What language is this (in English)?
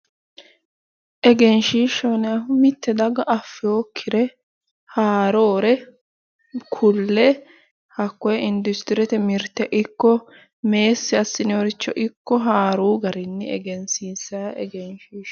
Sidamo